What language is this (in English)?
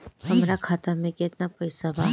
Bhojpuri